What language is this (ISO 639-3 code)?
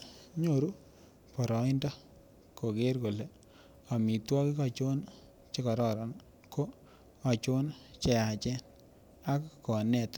kln